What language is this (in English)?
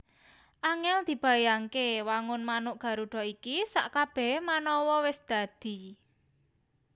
Javanese